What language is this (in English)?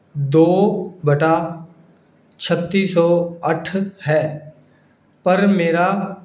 Punjabi